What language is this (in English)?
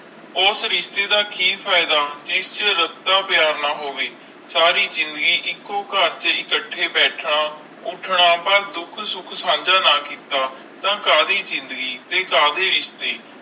Punjabi